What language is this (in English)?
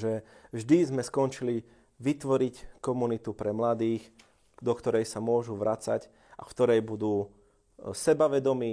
Slovak